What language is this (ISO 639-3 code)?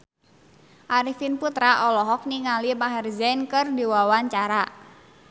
sun